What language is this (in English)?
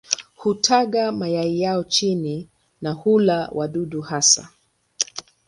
Swahili